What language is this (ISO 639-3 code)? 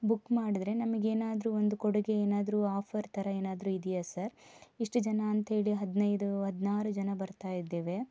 kan